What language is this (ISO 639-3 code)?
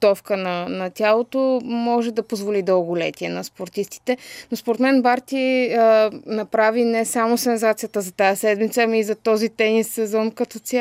bul